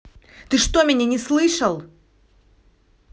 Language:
Russian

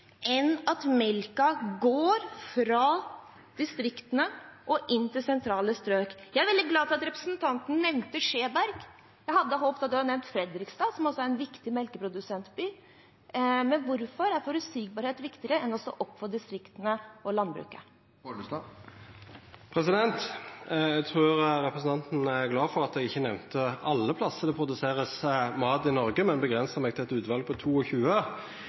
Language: Norwegian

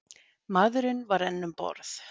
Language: Icelandic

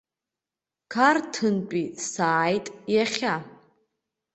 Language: Abkhazian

